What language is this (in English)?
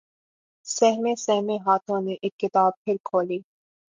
Urdu